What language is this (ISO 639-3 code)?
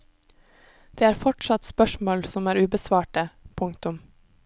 nor